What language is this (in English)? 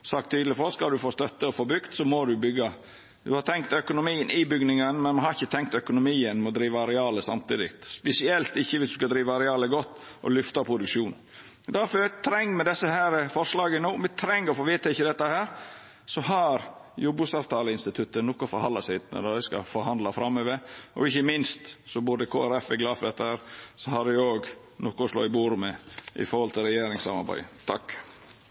Norwegian Nynorsk